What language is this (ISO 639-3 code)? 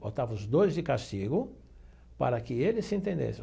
por